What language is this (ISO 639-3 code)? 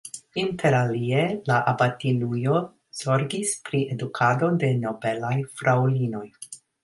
epo